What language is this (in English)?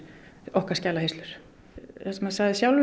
Icelandic